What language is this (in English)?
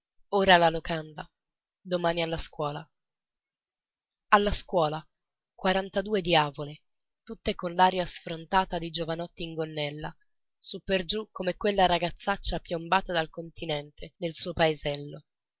Italian